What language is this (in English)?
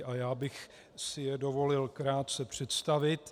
Czech